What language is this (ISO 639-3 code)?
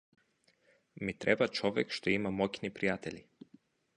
mkd